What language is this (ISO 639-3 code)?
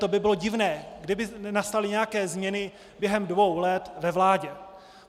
ces